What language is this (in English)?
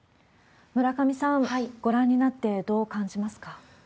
Japanese